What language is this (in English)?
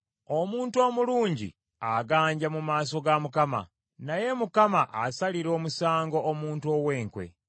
Ganda